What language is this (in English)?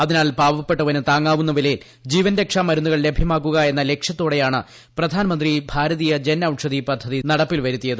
Malayalam